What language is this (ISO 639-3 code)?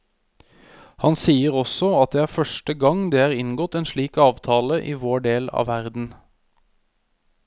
nor